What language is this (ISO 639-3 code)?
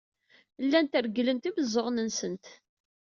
kab